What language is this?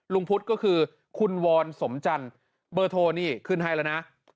Thai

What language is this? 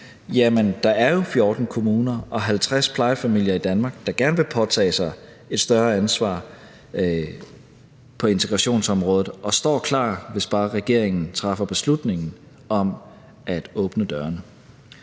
Danish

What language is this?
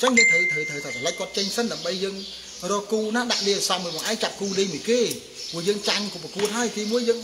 Vietnamese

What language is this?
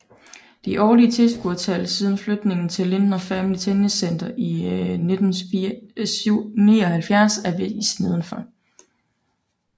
Danish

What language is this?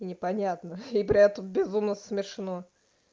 Russian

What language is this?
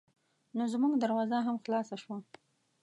Pashto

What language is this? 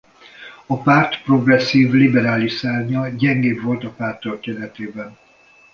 Hungarian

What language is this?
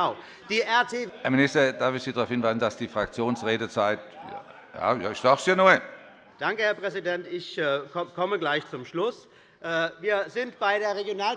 German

